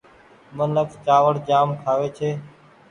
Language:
Goaria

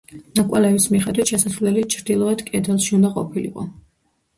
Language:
Georgian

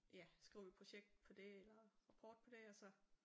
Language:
Danish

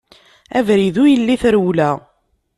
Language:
Kabyle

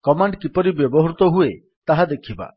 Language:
Odia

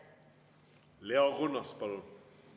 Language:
Estonian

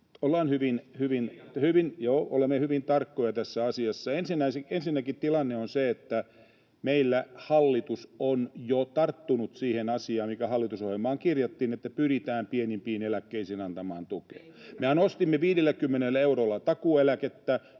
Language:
Finnish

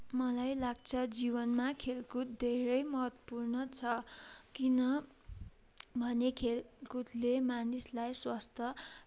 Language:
Nepali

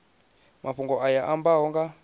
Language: Venda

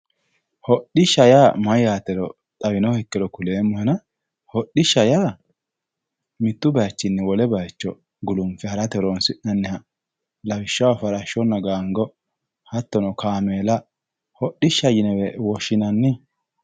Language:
Sidamo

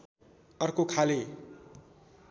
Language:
Nepali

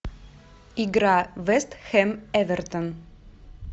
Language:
Russian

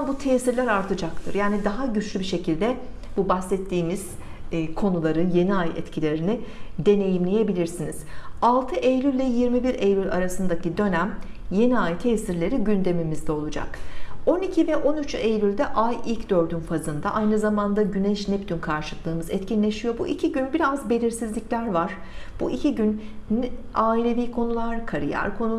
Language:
Turkish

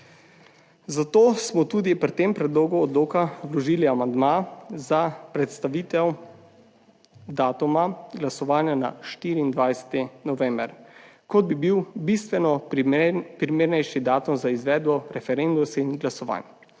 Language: Slovenian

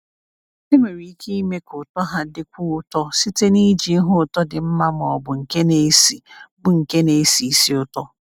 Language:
Igbo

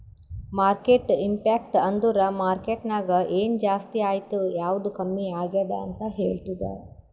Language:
Kannada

